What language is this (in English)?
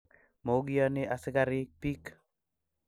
Kalenjin